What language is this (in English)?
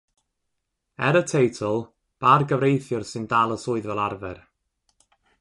Welsh